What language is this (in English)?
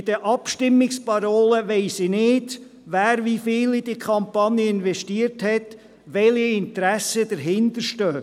Swiss German